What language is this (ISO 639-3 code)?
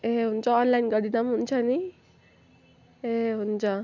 nep